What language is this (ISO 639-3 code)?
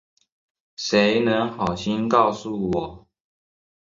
zho